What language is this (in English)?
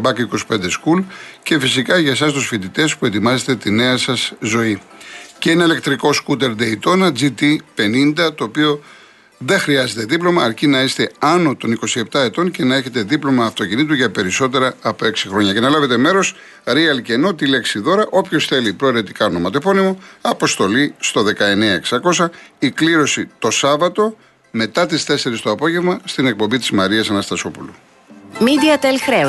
Greek